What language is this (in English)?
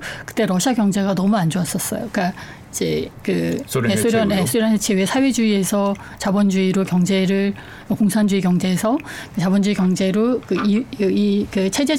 Korean